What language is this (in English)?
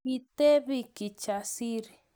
Kalenjin